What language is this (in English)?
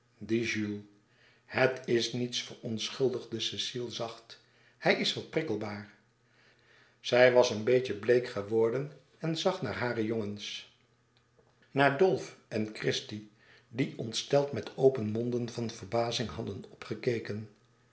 Dutch